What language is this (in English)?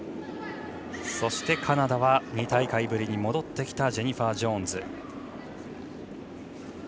Japanese